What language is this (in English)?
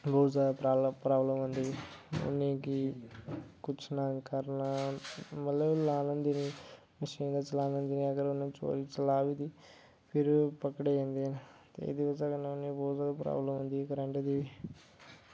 Dogri